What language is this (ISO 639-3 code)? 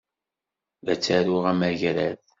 kab